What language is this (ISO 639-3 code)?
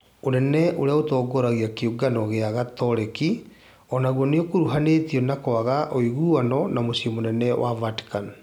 kik